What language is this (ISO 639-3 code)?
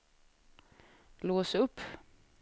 swe